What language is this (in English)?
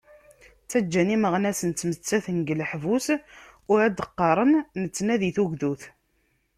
Kabyle